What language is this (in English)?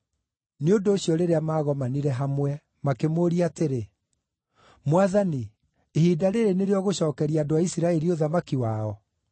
Kikuyu